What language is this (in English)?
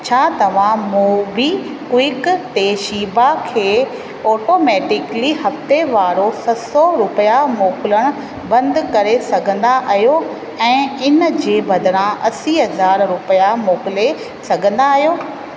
Sindhi